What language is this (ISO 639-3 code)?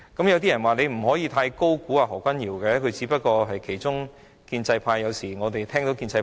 yue